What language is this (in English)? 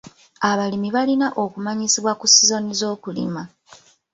Ganda